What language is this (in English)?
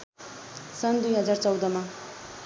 Nepali